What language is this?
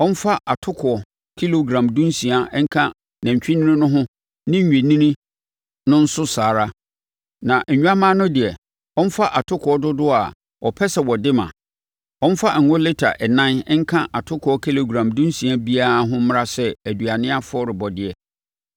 Akan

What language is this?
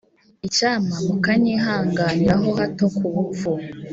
Kinyarwanda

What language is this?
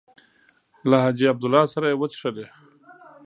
Pashto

